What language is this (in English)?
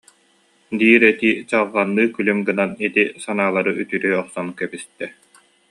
Yakut